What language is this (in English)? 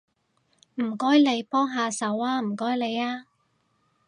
Cantonese